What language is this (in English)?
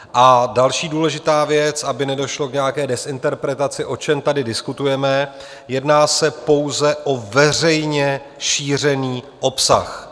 Czech